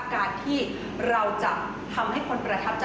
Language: Thai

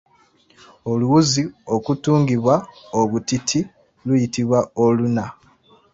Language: Ganda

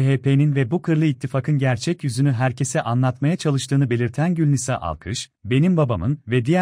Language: Turkish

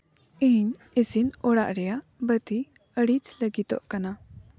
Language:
Santali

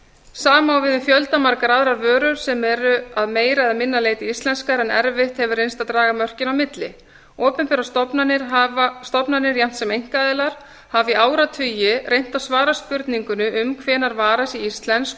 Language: Icelandic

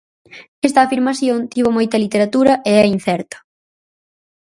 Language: Galician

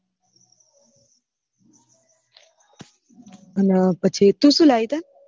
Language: Gujarati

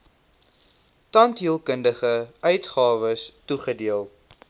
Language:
Afrikaans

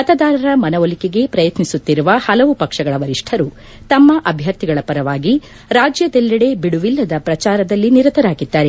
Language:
Kannada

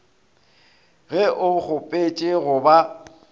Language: Northern Sotho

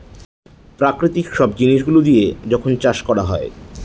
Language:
Bangla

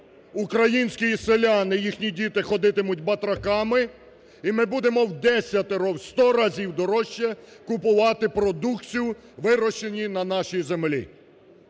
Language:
Ukrainian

